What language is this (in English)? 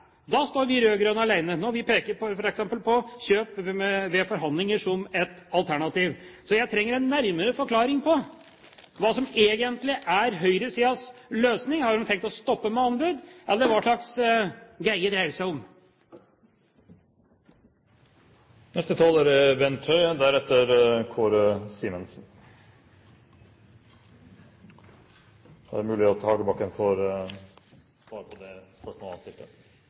Norwegian Bokmål